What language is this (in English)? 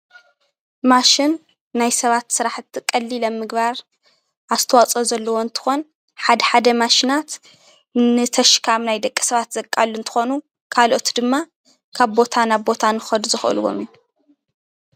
Tigrinya